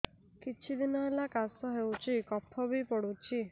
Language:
Odia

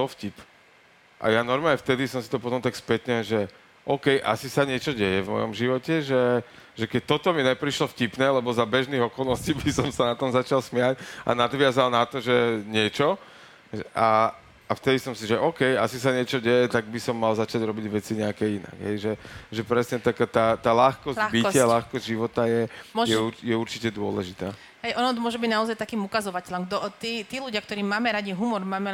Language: Slovak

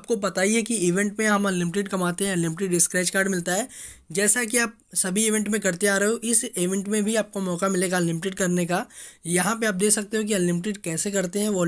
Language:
Hindi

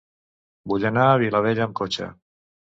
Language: Catalan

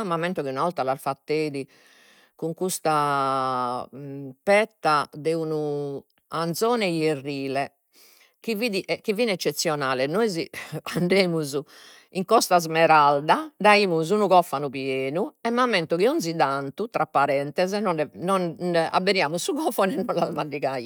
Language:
Sardinian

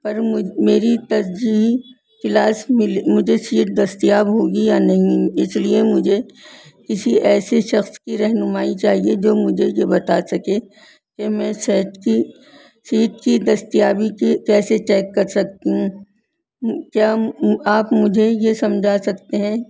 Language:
Urdu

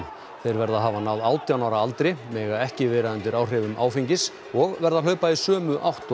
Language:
Icelandic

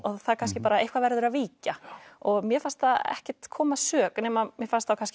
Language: Icelandic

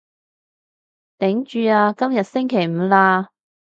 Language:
Cantonese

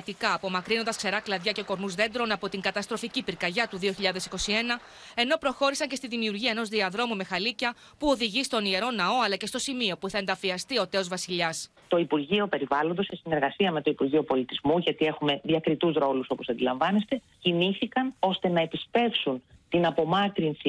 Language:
Greek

